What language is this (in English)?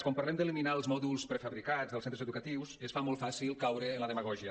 Catalan